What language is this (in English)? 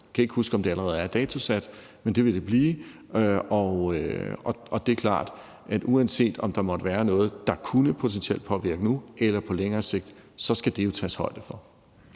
Danish